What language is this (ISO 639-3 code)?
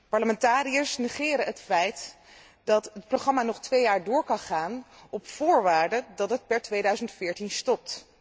nld